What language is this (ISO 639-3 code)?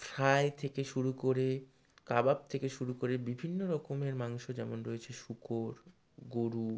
ben